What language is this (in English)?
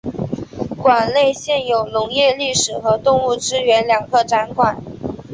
Chinese